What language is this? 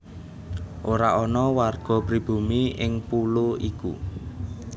Javanese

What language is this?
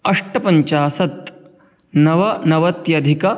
Sanskrit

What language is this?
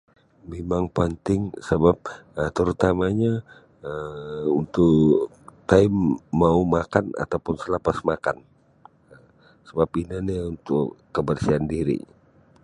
Sabah Bisaya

